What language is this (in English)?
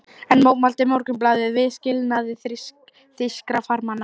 Icelandic